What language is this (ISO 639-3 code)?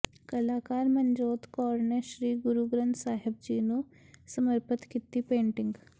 pan